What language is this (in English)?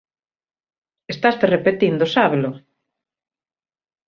Galician